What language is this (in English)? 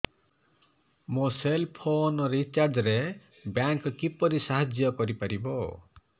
Odia